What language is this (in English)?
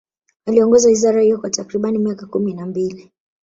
Swahili